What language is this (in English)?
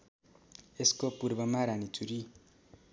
Nepali